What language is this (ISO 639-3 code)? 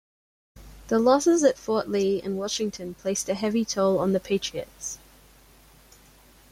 eng